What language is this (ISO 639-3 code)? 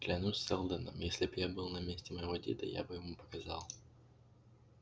rus